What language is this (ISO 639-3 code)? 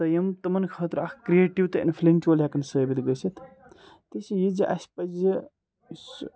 kas